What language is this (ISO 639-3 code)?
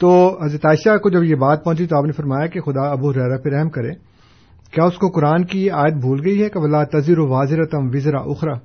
urd